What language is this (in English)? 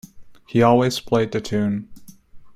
English